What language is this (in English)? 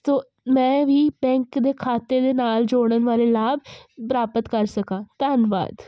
Punjabi